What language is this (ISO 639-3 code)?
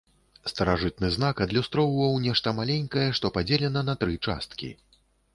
bel